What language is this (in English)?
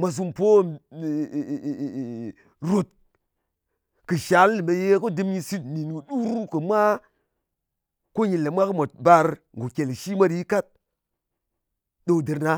Ngas